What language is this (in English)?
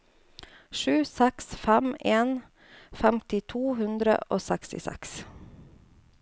Norwegian